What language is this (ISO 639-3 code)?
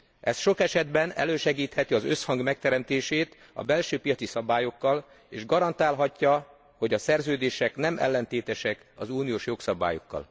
hun